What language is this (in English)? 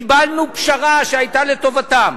Hebrew